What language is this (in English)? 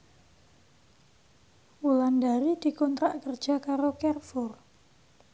Javanese